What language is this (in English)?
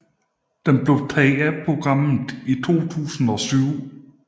Danish